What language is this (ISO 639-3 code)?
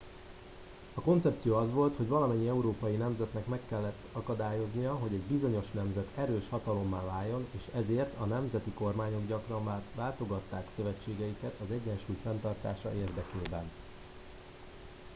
hun